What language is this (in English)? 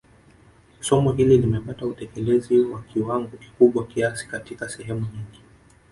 Swahili